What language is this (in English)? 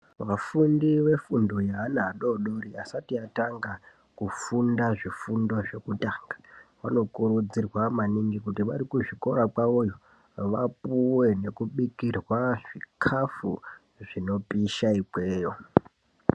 Ndau